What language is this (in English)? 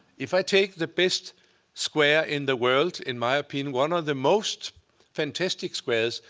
English